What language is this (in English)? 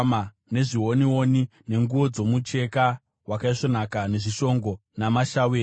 Shona